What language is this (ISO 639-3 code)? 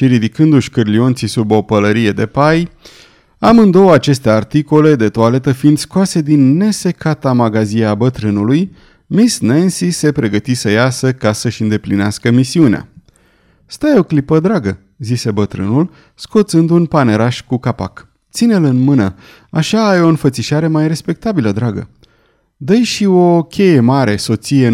ron